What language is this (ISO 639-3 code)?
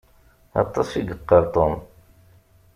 kab